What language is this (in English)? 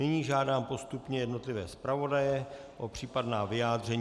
Czech